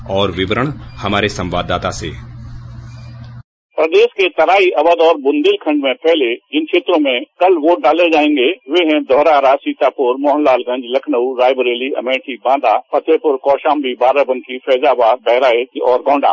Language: Hindi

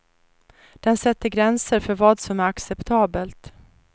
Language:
Swedish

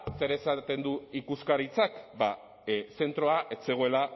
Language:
Basque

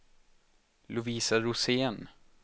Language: Swedish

